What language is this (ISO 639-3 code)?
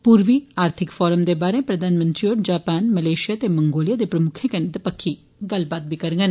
doi